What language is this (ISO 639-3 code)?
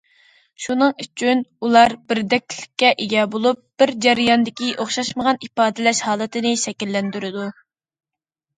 uig